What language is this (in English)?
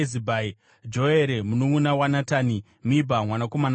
Shona